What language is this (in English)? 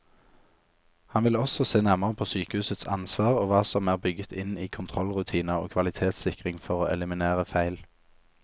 Norwegian